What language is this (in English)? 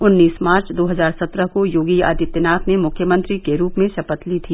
Hindi